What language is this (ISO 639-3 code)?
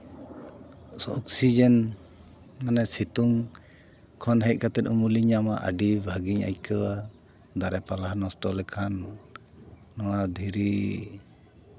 sat